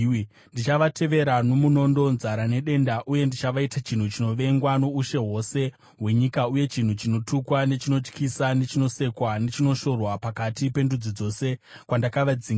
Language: Shona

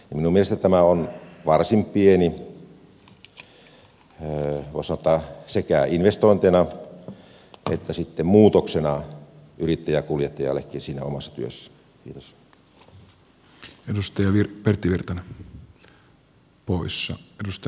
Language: Finnish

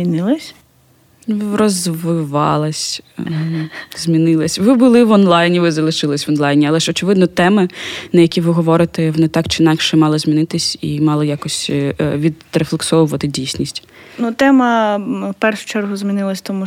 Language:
Ukrainian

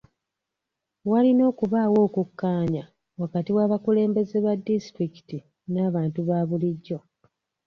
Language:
Ganda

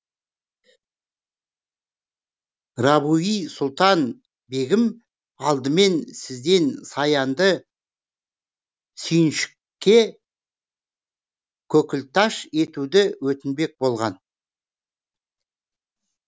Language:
Kazakh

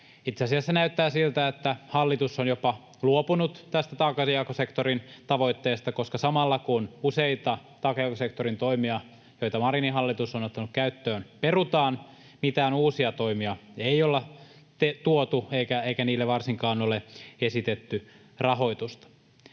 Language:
Finnish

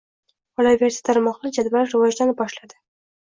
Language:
Uzbek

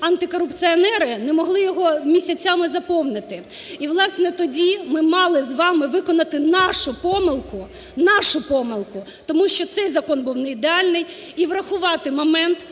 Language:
Ukrainian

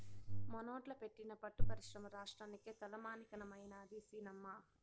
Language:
Telugu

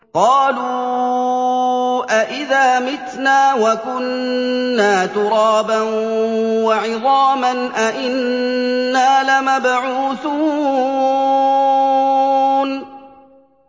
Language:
Arabic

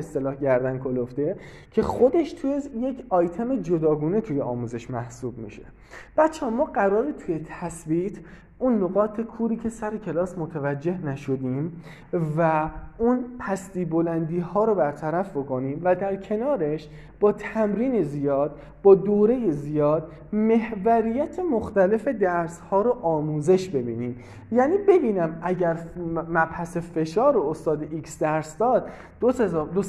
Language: Persian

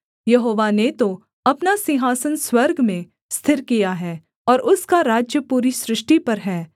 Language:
Hindi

